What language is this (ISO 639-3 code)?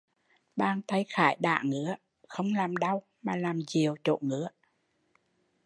vie